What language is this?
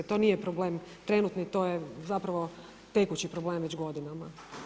Croatian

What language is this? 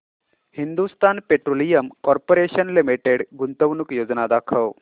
Marathi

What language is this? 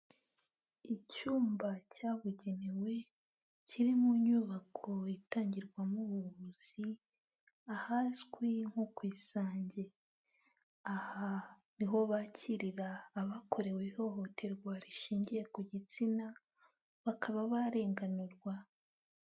Kinyarwanda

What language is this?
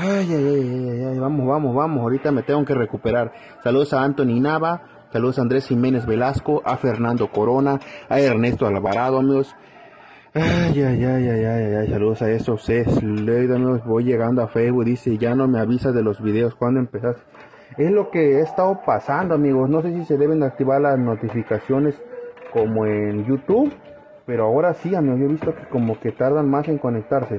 Spanish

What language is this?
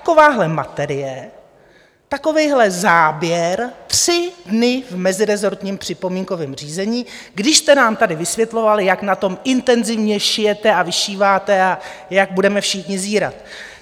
Czech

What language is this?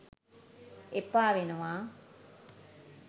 Sinhala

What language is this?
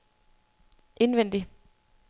Danish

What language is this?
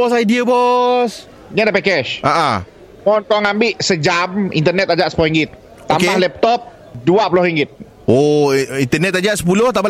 Malay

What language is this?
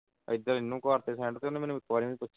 Punjabi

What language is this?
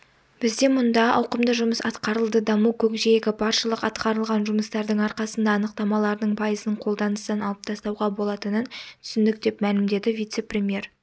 Kazakh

